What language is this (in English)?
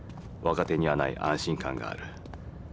Japanese